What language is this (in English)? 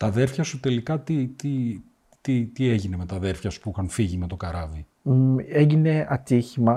Greek